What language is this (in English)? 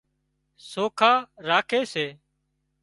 Wadiyara Koli